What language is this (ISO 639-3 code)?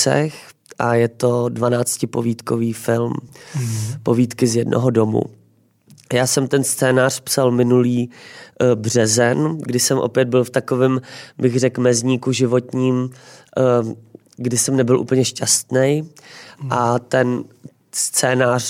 ces